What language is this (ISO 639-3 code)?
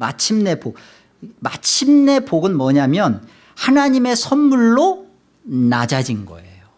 kor